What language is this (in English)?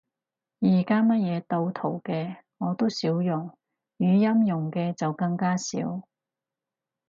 Cantonese